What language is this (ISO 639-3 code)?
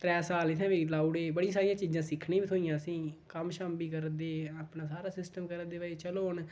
doi